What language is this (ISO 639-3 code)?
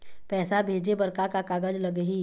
hne